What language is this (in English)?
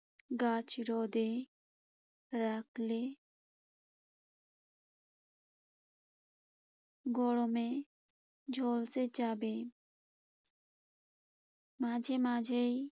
Bangla